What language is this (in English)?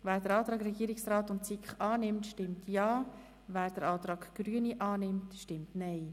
Swiss German